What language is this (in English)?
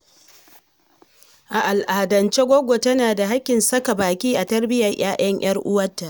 Hausa